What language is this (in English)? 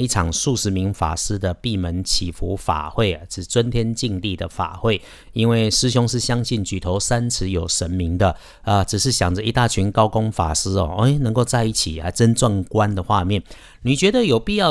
Chinese